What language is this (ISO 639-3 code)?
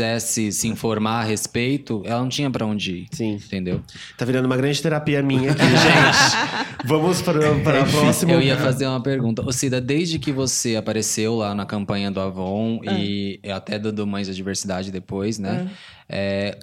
por